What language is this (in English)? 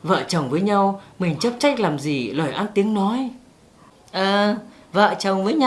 Vietnamese